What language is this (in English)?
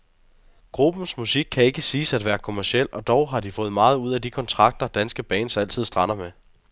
Danish